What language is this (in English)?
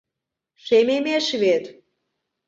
Mari